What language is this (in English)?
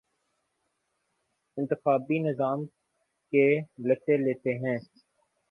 Urdu